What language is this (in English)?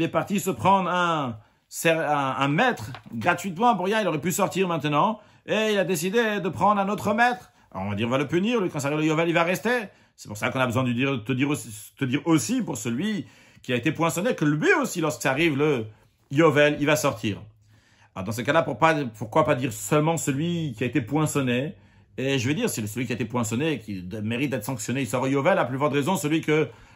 French